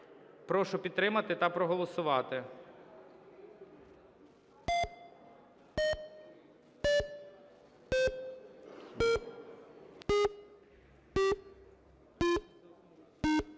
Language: Ukrainian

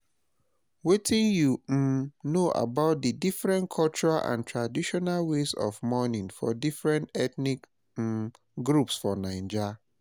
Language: Nigerian Pidgin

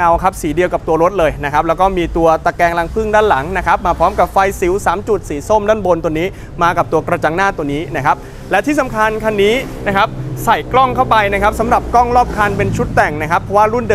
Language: Thai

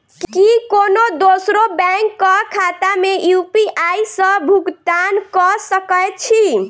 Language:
Maithili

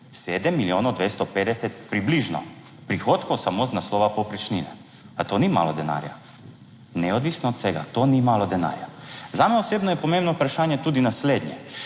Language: Slovenian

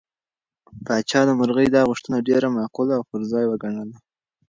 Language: Pashto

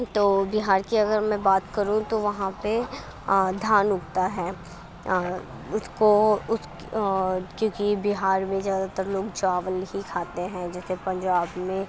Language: Urdu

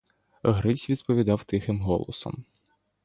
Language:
Ukrainian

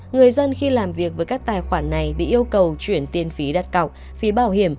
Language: Vietnamese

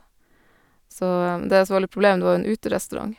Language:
Norwegian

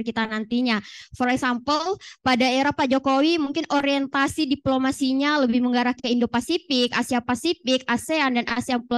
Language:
Indonesian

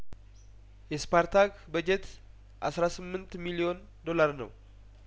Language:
Amharic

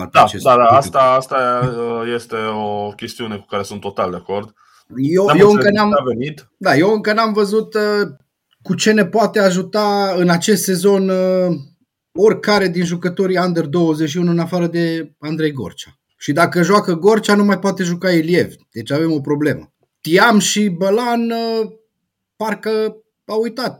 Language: Romanian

